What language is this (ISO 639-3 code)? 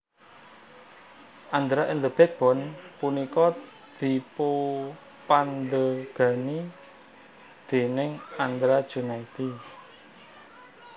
jav